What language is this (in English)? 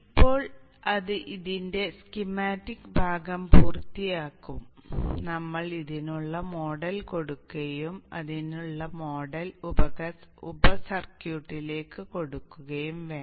Malayalam